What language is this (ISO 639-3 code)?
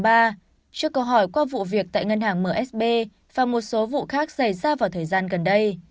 vie